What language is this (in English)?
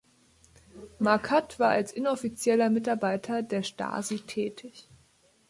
German